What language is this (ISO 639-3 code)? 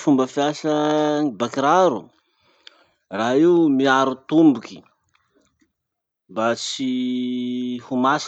msh